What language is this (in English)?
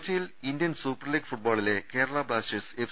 Malayalam